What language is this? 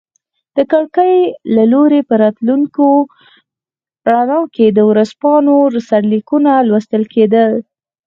Pashto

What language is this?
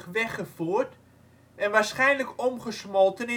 Dutch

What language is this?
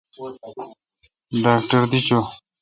Kalkoti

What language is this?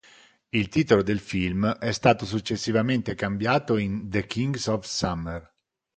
Italian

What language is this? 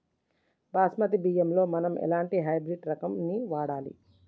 Telugu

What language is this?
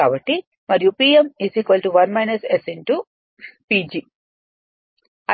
Telugu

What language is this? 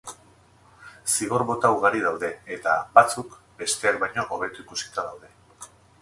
Basque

